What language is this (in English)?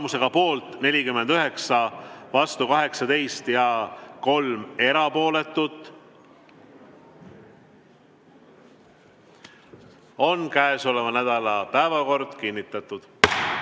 Estonian